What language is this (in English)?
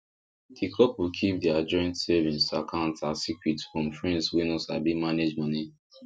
Nigerian Pidgin